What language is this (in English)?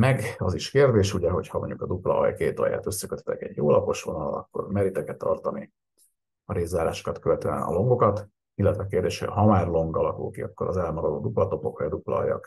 Hungarian